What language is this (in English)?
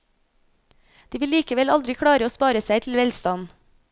Norwegian